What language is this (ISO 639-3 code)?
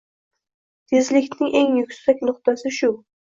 uzb